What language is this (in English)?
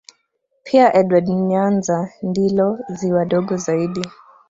Swahili